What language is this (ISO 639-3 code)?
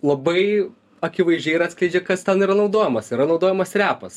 lit